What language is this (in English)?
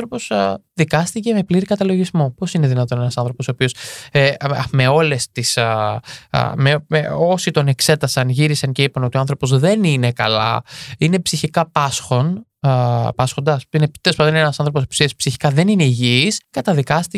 Greek